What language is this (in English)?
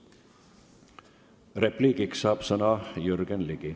Estonian